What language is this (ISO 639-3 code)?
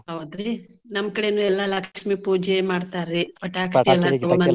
kan